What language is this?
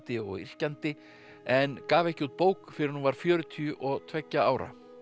Icelandic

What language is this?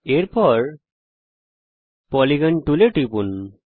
Bangla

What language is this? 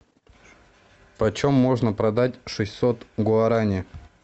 Russian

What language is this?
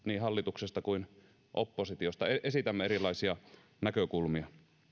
Finnish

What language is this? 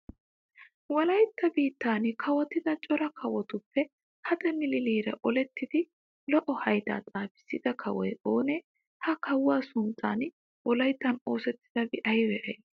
Wolaytta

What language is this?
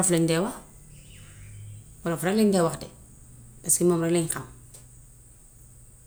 Gambian Wolof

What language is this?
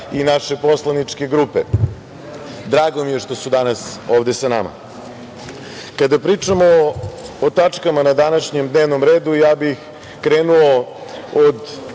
Serbian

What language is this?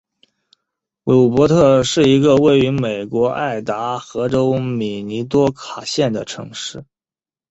Chinese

